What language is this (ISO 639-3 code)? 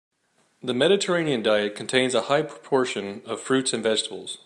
eng